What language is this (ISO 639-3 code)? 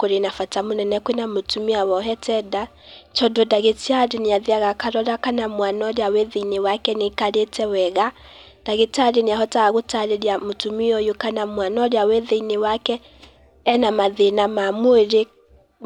kik